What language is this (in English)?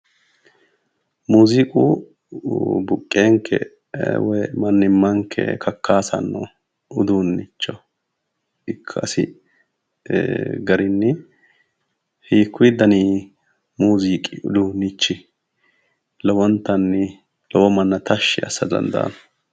Sidamo